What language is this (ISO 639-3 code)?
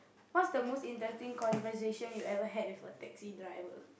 eng